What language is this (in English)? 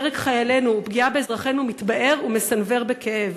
Hebrew